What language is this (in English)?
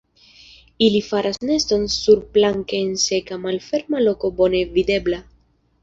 Esperanto